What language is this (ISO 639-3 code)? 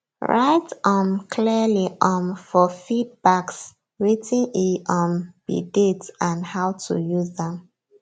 pcm